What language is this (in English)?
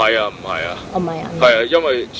Indonesian